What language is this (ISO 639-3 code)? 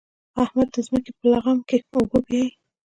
pus